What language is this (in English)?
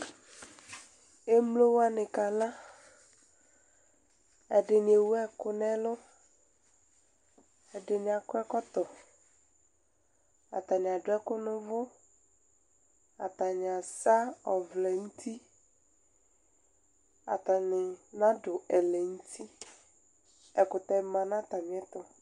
Ikposo